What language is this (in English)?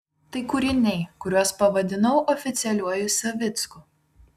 Lithuanian